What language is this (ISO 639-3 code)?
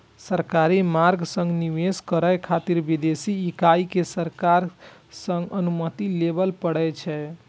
mai